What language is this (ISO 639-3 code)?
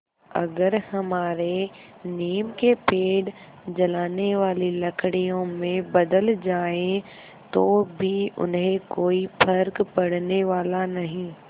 hin